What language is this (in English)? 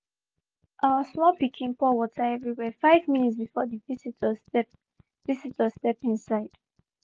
Nigerian Pidgin